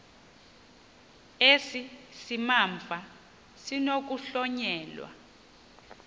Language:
Xhosa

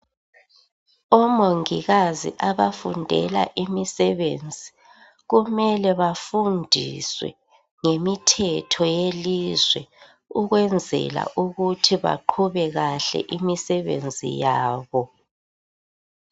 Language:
North Ndebele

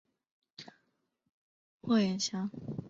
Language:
Chinese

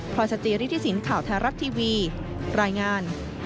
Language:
Thai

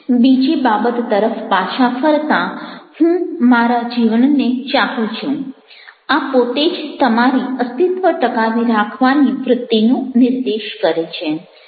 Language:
Gujarati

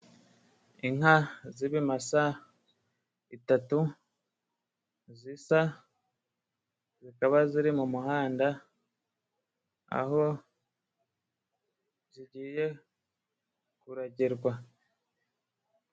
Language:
Kinyarwanda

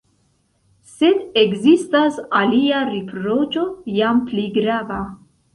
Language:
Esperanto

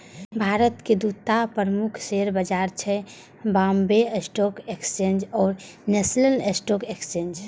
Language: Maithili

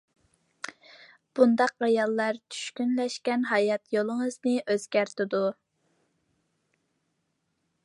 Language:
Uyghur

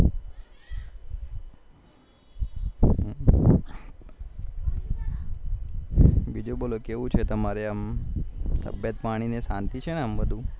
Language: Gujarati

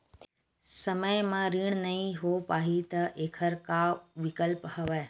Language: Chhattisgarhi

